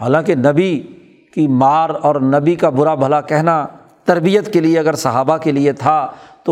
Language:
Urdu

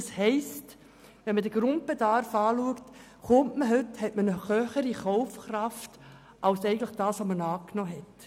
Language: Swiss German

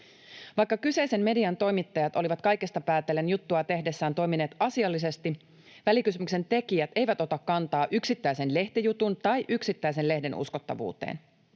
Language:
Finnish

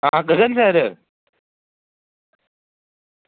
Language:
Dogri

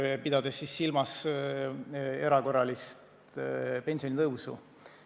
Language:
Estonian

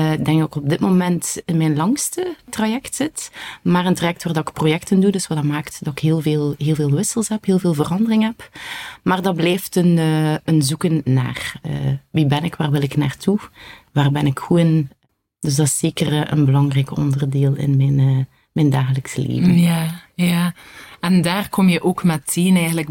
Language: Dutch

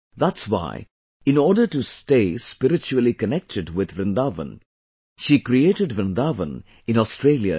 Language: English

